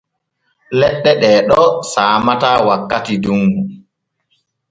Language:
Borgu Fulfulde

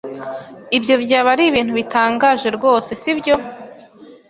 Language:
Kinyarwanda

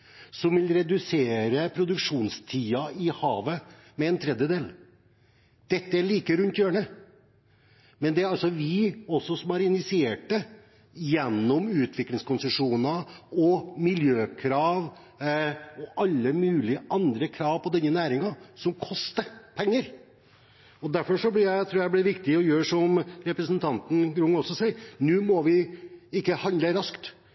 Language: Norwegian Bokmål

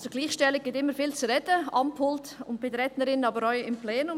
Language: Swiss German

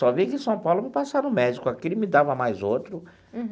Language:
Portuguese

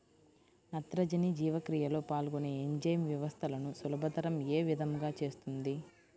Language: Telugu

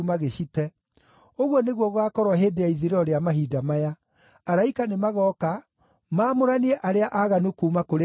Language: Kikuyu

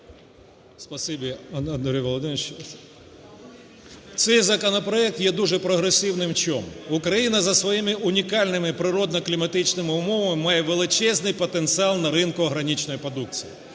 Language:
Ukrainian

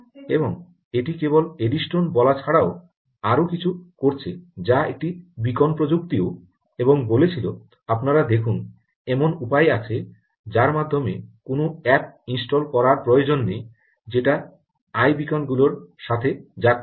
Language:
Bangla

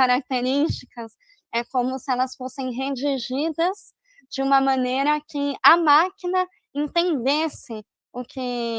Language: Portuguese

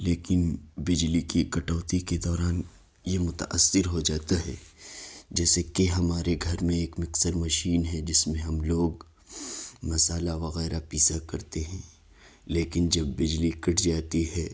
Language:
Urdu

